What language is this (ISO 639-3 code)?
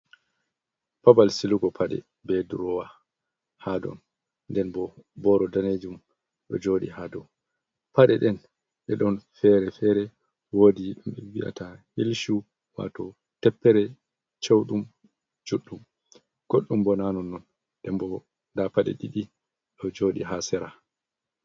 ful